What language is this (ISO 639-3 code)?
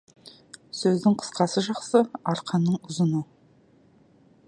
kaz